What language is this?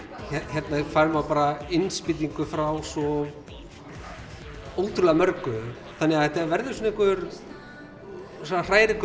Icelandic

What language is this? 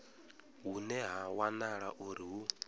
Venda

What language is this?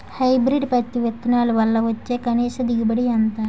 Telugu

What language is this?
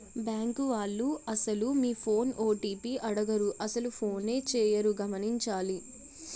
Telugu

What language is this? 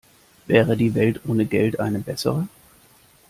German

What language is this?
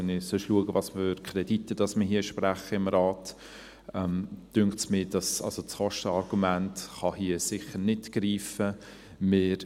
Swiss German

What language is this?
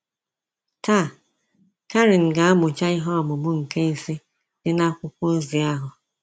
Igbo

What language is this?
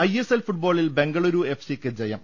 Malayalam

